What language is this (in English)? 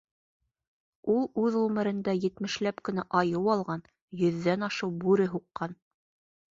Bashkir